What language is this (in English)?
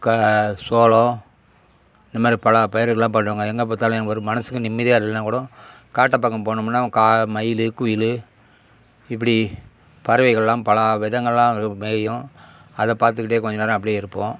Tamil